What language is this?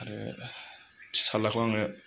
Bodo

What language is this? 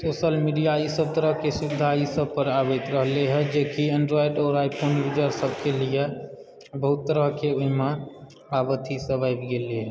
Maithili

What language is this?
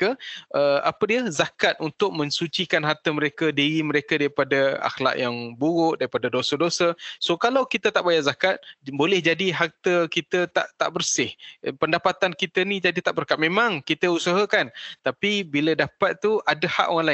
Malay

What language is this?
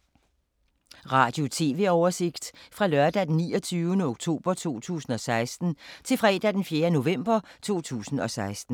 Danish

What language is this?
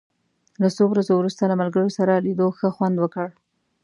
Pashto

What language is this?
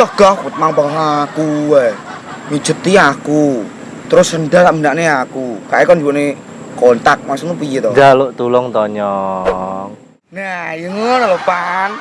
Indonesian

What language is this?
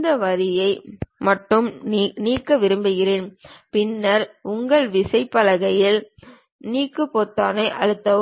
Tamil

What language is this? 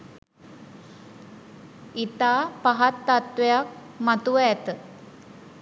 Sinhala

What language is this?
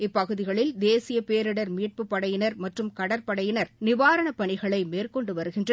Tamil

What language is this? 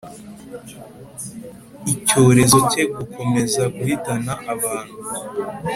Kinyarwanda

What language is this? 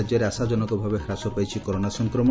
Odia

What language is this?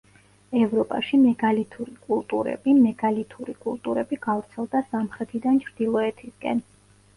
Georgian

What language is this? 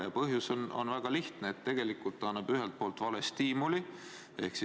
Estonian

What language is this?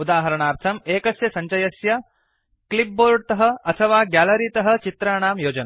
Sanskrit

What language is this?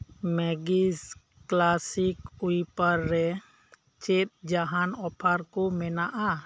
Santali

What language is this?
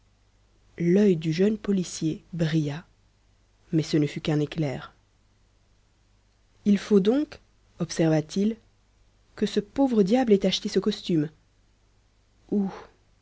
French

